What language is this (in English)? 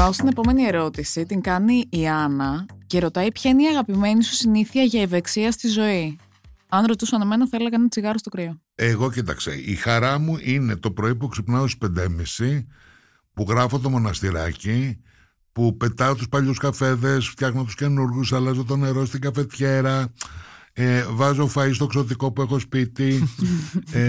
Greek